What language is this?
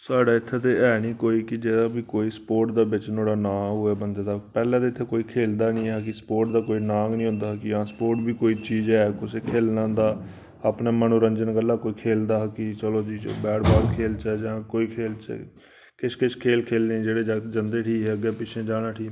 Dogri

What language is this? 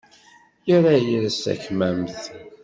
Kabyle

